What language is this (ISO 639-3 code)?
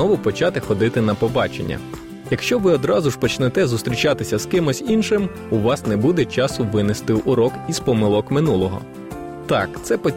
ukr